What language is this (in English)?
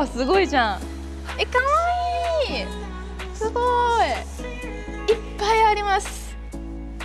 Japanese